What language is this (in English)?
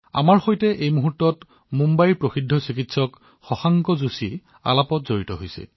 Assamese